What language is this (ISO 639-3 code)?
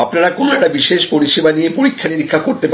ben